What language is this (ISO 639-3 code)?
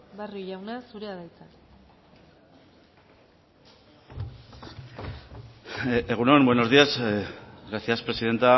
eus